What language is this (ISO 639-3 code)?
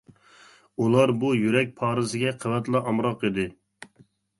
uig